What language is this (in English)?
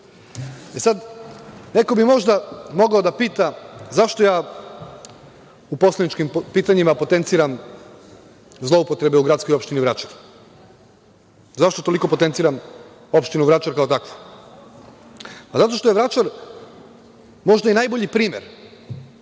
Serbian